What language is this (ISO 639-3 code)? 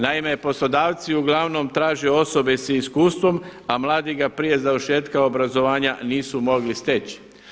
hrv